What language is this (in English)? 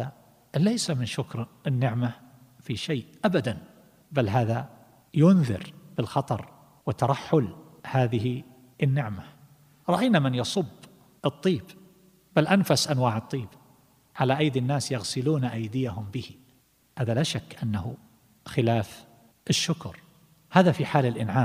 Arabic